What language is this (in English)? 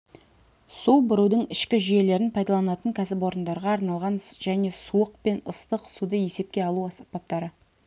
Kazakh